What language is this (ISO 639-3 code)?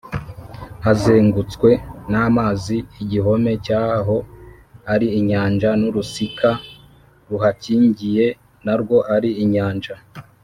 kin